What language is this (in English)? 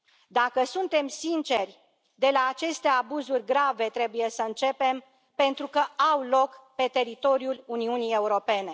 Romanian